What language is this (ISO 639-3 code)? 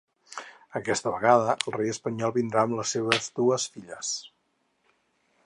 cat